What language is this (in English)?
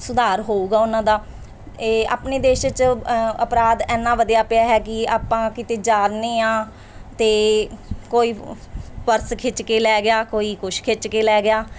Punjabi